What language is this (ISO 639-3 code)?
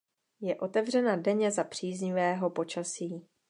ces